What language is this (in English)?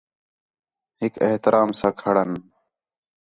Khetrani